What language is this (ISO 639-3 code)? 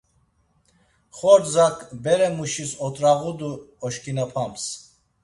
lzz